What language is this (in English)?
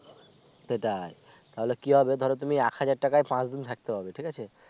Bangla